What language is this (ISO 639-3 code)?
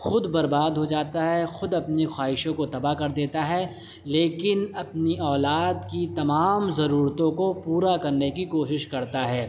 urd